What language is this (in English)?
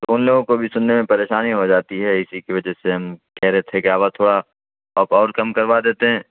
Urdu